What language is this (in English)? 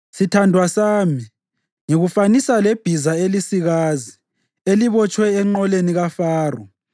North Ndebele